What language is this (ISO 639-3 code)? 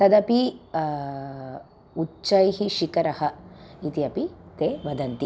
san